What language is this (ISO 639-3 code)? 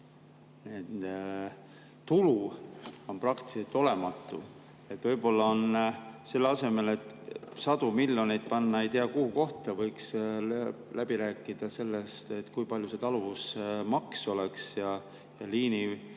est